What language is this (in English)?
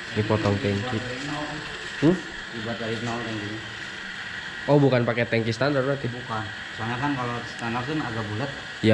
Indonesian